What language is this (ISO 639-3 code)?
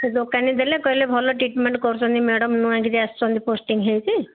ori